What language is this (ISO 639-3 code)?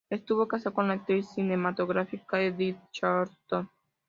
spa